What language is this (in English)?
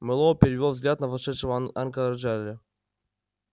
Russian